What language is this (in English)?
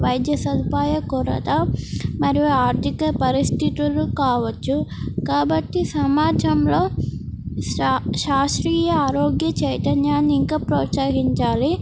Telugu